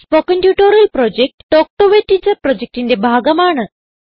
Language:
Malayalam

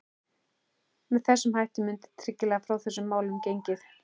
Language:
Icelandic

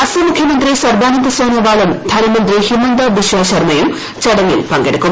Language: Malayalam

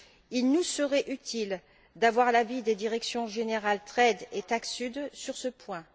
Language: French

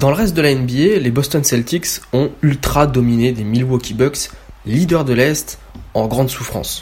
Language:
French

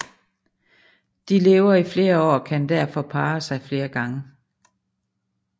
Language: Danish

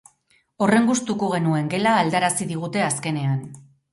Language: Basque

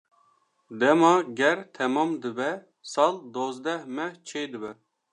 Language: Kurdish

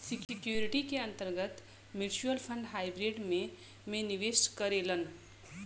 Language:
Bhojpuri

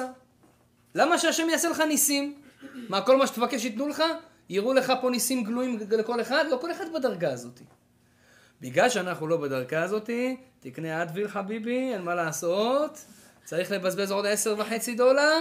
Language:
Hebrew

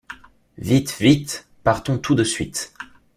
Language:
French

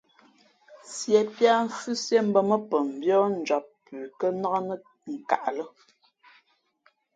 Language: Fe'fe'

